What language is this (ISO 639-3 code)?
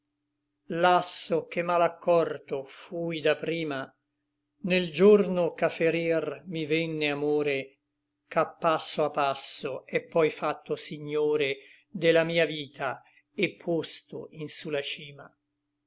ita